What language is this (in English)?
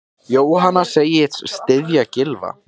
Icelandic